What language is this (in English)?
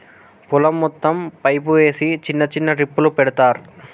Telugu